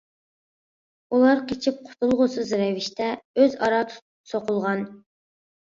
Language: Uyghur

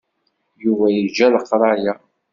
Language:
Kabyle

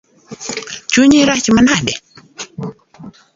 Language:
Luo (Kenya and Tanzania)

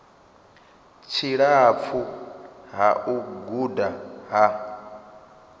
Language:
Venda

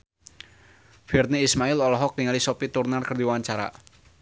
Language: Sundanese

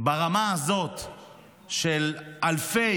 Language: Hebrew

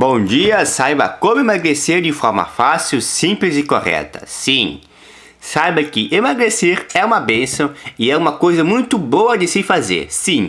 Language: Portuguese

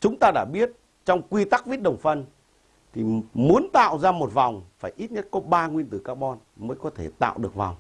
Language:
Vietnamese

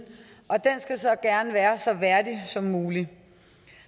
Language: Danish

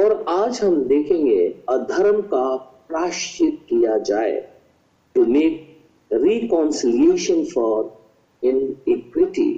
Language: Hindi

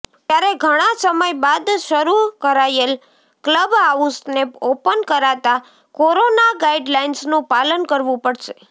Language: Gujarati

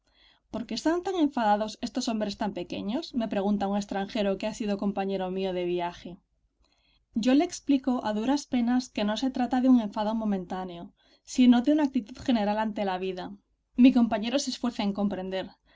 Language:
Spanish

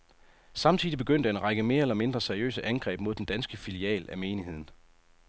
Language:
Danish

